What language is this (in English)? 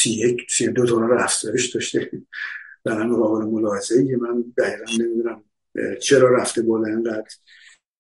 Persian